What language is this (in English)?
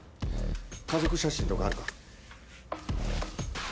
Japanese